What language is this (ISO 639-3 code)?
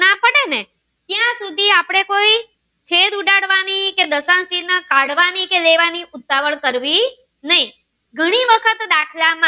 guj